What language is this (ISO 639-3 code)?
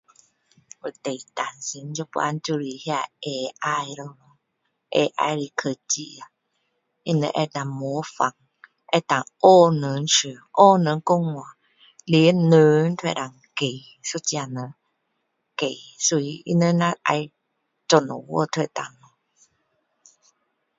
cdo